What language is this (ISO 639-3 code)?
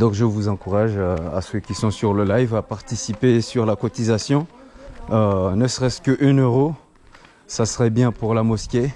fra